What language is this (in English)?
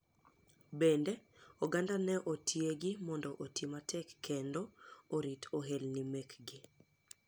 Luo (Kenya and Tanzania)